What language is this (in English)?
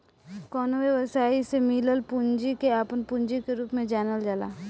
Bhojpuri